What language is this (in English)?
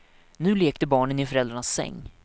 Swedish